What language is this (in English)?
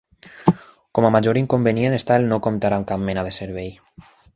Catalan